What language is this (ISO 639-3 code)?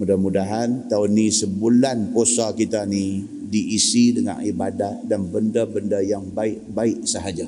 msa